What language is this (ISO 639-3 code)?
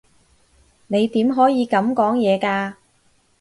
yue